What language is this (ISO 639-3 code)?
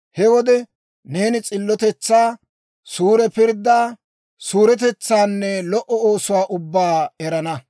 dwr